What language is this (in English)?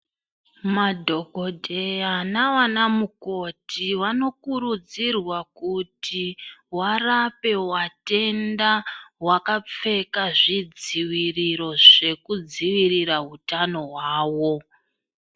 Ndau